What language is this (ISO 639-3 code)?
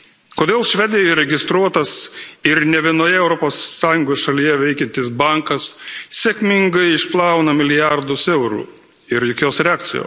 lit